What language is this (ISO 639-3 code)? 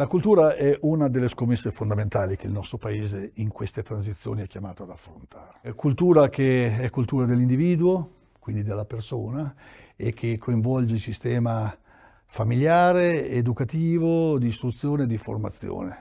ita